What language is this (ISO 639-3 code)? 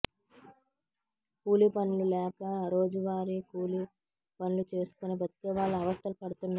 tel